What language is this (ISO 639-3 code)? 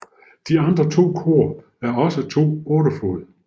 dan